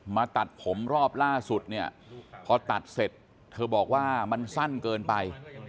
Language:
Thai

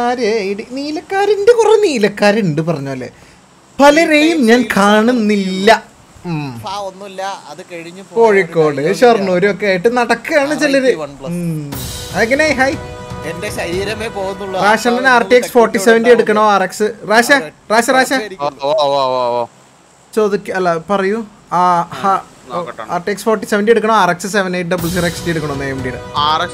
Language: Malayalam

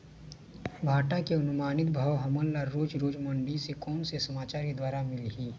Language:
Chhattisgarhi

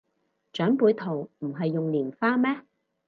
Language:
Cantonese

